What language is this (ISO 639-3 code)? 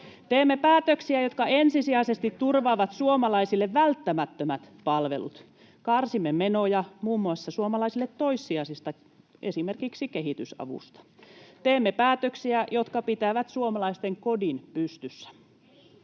fin